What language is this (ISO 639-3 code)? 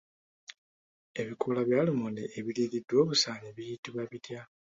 lug